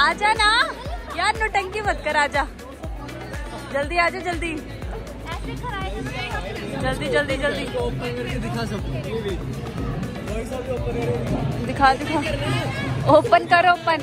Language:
Hindi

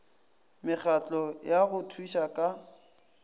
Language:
Northern Sotho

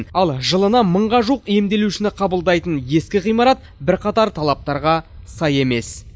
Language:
Kazakh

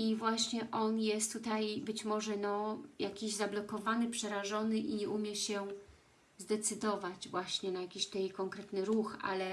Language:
Polish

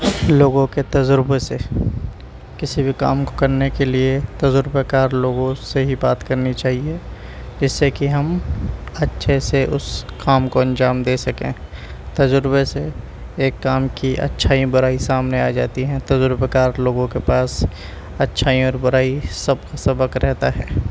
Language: Urdu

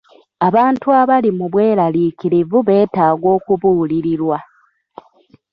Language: Ganda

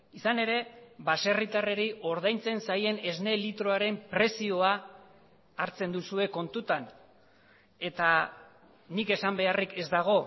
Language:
Basque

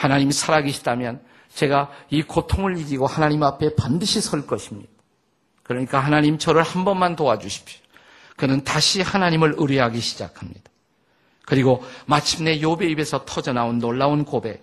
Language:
Korean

